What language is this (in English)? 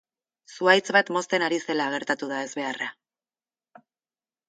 Basque